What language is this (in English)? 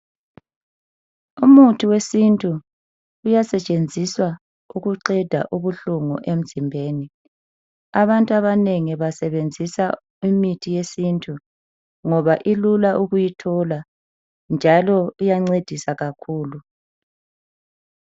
North Ndebele